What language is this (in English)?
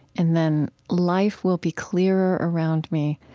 English